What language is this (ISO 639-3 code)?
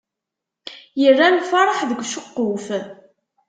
kab